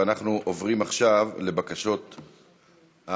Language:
Hebrew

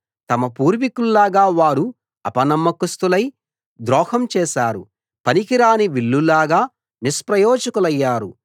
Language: Telugu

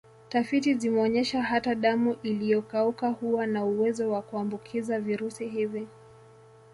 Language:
Swahili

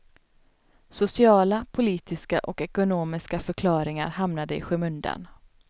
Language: Swedish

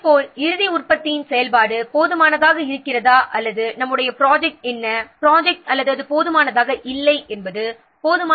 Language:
Tamil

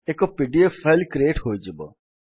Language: Odia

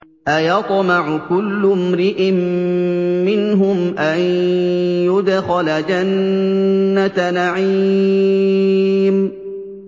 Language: Arabic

